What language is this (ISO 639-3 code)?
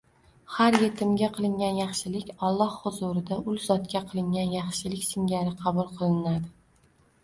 uzb